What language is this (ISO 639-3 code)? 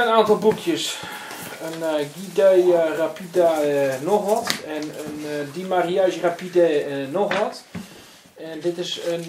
nld